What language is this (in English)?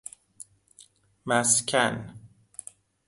Persian